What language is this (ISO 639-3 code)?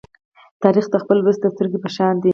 pus